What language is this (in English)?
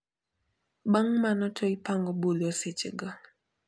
Luo (Kenya and Tanzania)